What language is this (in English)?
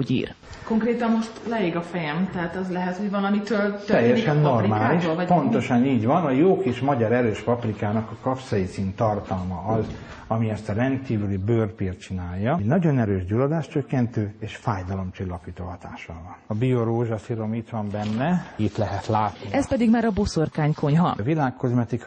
Hungarian